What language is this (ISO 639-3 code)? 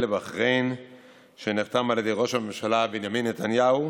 heb